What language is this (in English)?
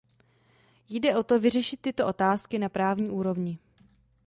Czech